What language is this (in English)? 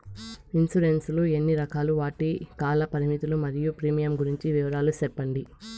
Telugu